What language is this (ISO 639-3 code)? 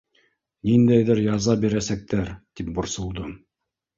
bak